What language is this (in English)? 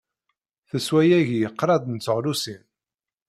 Kabyle